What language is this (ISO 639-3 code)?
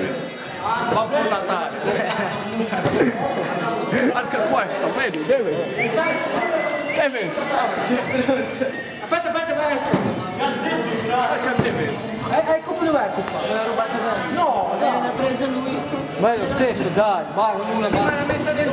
ita